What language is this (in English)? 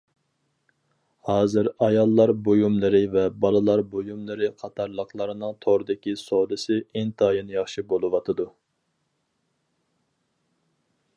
Uyghur